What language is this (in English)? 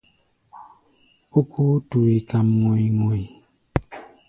Gbaya